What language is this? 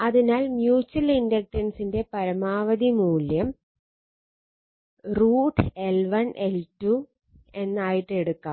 Malayalam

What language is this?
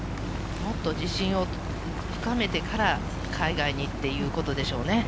Japanese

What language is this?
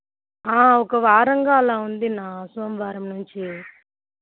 Telugu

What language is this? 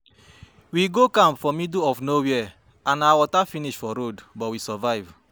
Nigerian Pidgin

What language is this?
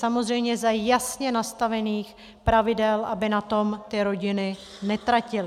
Czech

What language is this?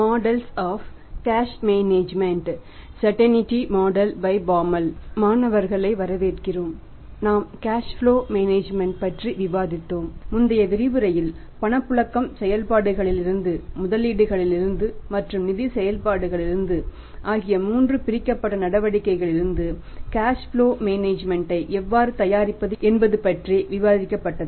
Tamil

